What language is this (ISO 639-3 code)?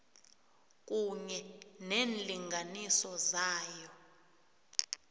nbl